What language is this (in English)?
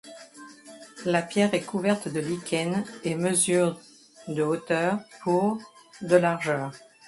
French